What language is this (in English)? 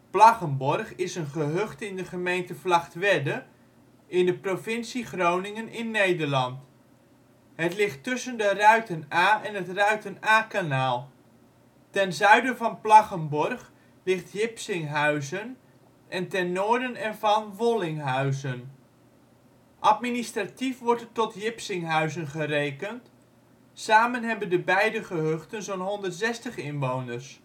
Dutch